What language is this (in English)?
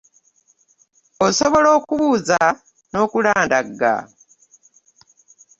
Ganda